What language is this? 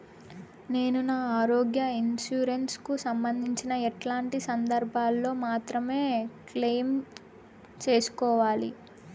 Telugu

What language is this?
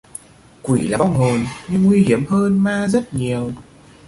Vietnamese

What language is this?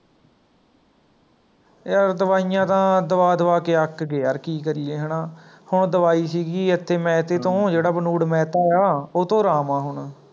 Punjabi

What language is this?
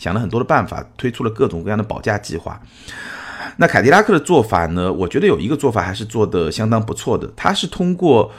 Chinese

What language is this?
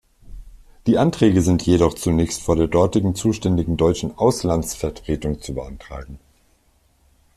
German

